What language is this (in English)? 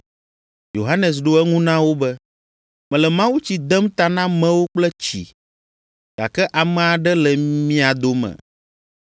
Ewe